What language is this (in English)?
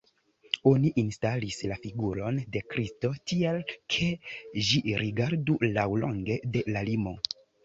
Esperanto